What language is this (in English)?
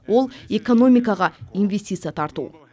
Kazakh